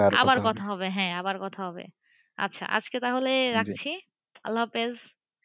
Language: Bangla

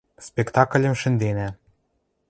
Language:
Western Mari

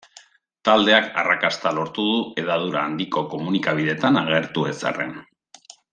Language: Basque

